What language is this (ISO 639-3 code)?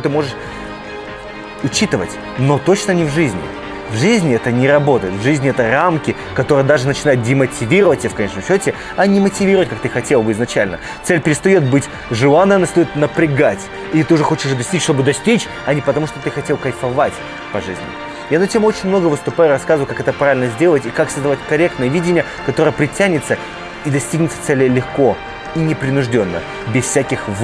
rus